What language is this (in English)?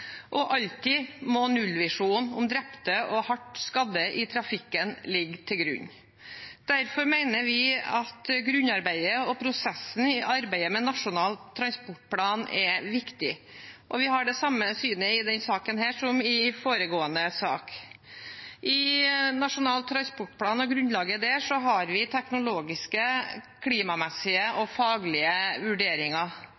Norwegian Bokmål